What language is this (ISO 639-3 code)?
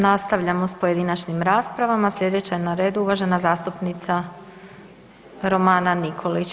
hrv